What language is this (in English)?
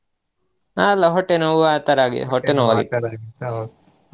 Kannada